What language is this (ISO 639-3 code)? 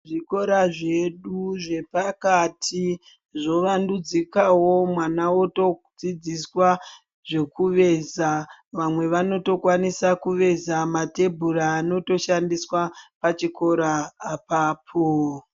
ndc